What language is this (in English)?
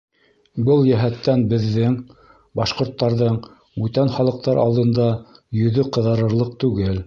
Bashkir